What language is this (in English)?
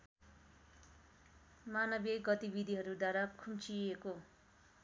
Nepali